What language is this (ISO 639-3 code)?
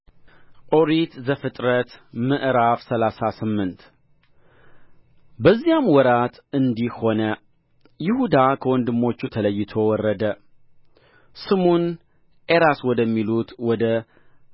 amh